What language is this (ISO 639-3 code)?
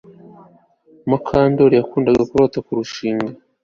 kin